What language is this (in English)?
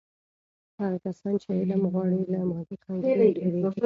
Pashto